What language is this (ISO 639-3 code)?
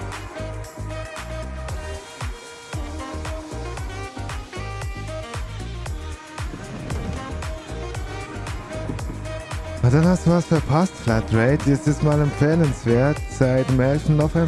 deu